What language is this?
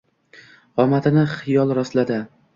Uzbek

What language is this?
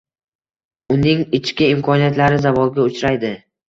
Uzbek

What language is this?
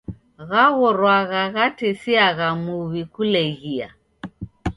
Taita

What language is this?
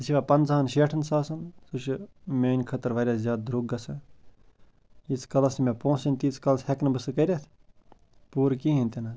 Kashmiri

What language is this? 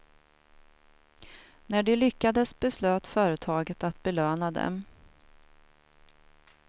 Swedish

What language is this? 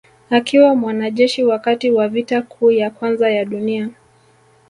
Swahili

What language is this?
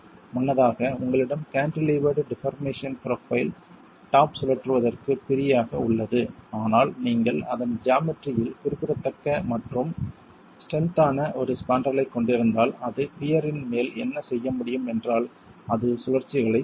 Tamil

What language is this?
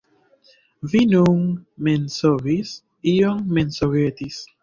Esperanto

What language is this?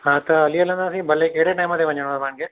Sindhi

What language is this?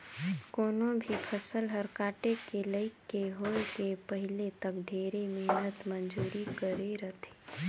Chhattisgarhi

